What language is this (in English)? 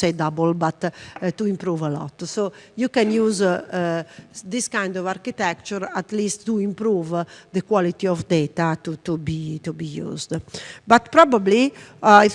English